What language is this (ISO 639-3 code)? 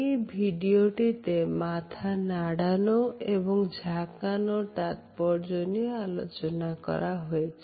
ben